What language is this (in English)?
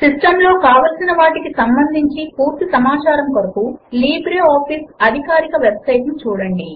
Telugu